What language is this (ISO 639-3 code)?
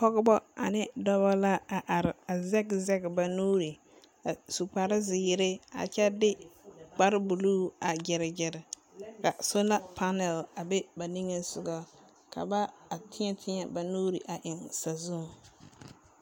dga